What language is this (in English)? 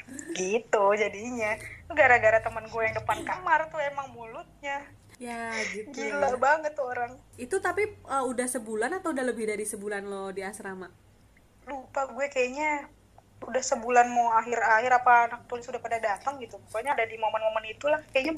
Indonesian